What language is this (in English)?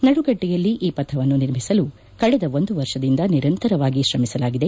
Kannada